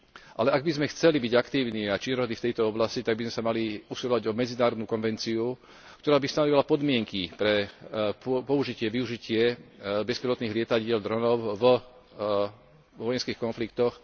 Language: Slovak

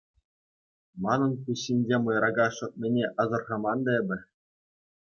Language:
Chuvash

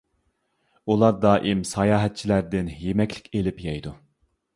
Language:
Uyghur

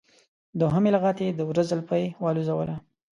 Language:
Pashto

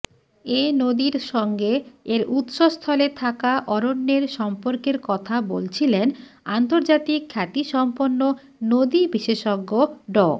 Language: Bangla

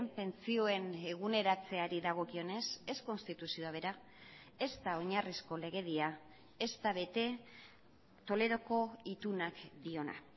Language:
Basque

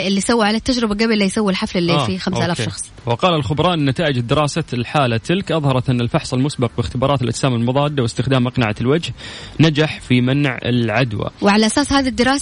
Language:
Arabic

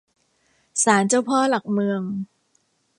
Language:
Thai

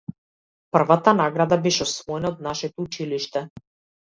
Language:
Macedonian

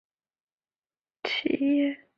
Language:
Chinese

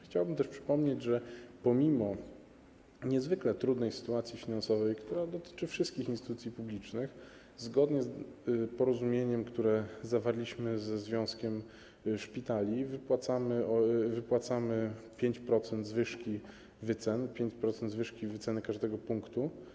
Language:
Polish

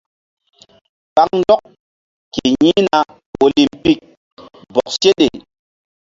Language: Mbum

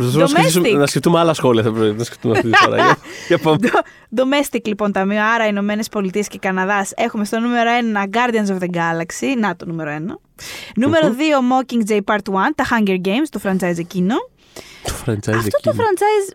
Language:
Greek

